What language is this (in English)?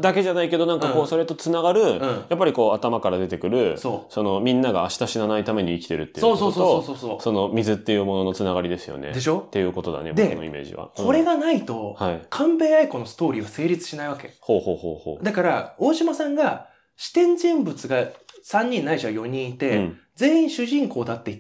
Japanese